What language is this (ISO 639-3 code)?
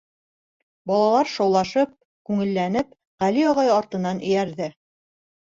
bak